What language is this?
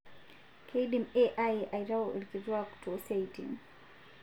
Masai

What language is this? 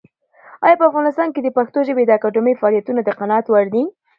Pashto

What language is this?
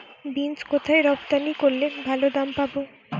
Bangla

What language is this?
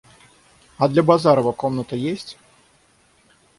Russian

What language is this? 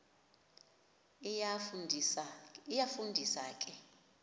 Xhosa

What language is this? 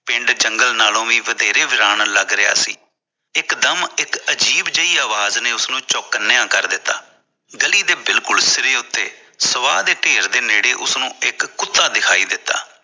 Punjabi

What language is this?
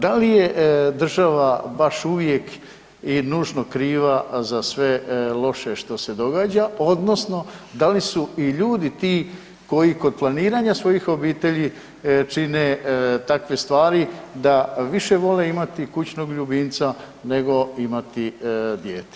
Croatian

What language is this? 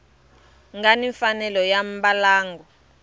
Tsonga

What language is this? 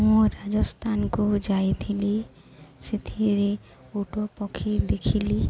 Odia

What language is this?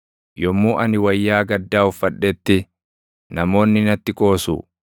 Oromo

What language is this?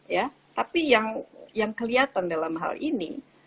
Indonesian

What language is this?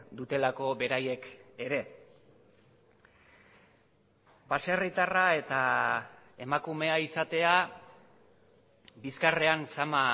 Basque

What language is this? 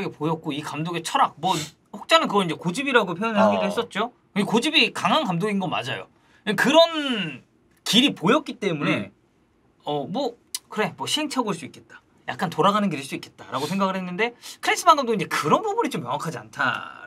Korean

